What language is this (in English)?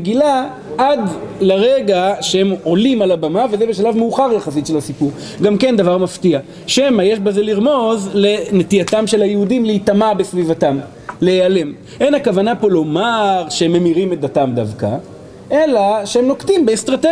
Hebrew